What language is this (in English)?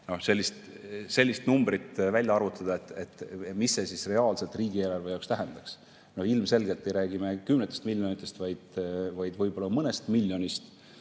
Estonian